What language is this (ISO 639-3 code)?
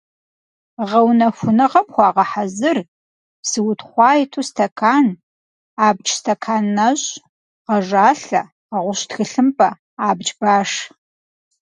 kbd